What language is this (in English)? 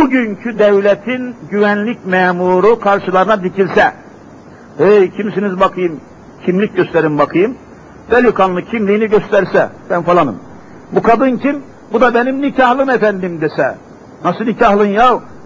Turkish